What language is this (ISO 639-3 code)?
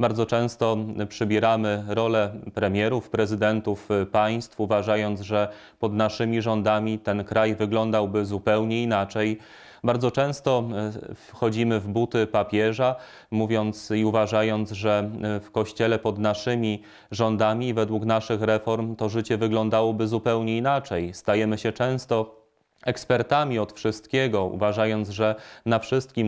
pol